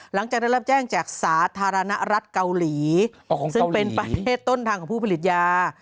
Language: Thai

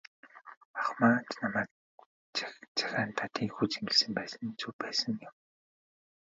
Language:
Mongolian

